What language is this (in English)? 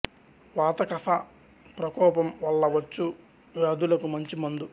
Telugu